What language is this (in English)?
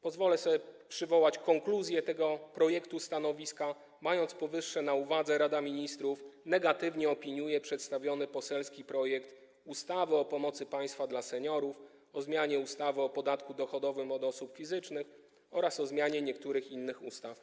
Polish